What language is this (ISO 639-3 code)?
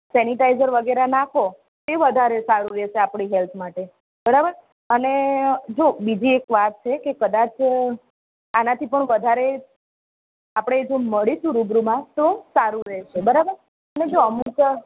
guj